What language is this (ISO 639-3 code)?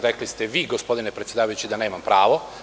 srp